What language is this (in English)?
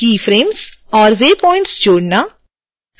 Hindi